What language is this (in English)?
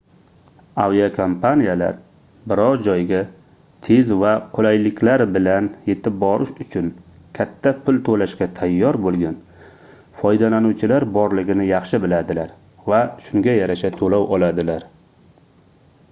Uzbek